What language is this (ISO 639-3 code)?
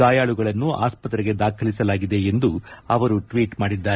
kan